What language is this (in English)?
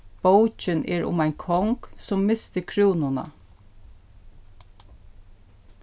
Faroese